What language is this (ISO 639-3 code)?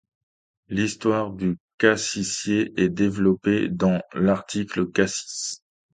fra